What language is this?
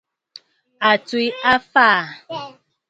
Bafut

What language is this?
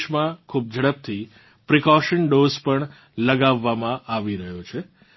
Gujarati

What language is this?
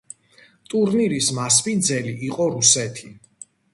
Georgian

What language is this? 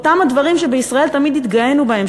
Hebrew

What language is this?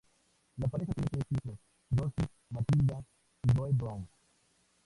Spanish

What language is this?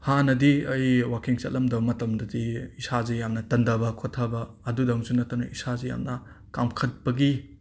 Manipuri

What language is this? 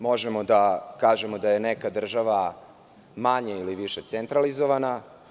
Serbian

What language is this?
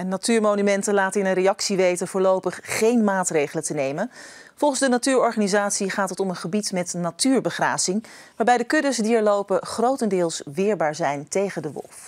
Dutch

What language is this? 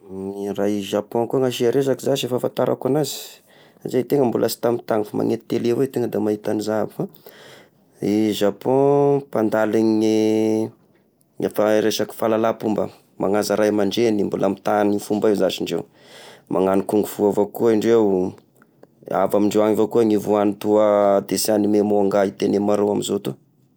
Tesaka Malagasy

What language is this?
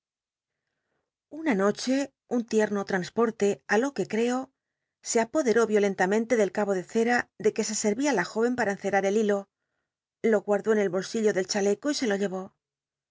Spanish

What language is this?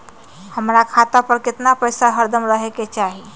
Magahi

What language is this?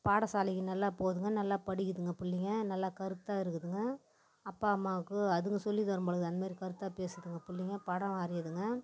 Tamil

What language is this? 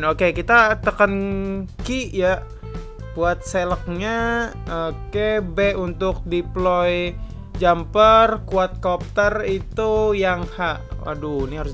Indonesian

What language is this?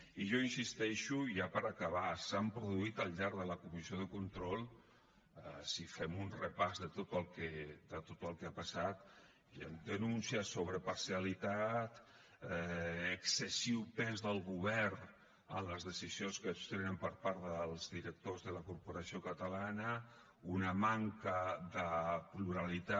Catalan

